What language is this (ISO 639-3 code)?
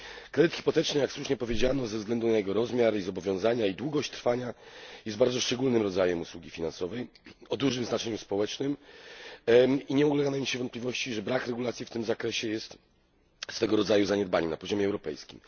pol